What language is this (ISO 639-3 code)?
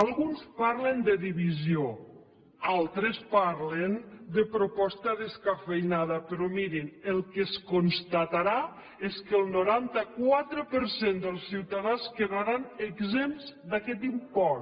cat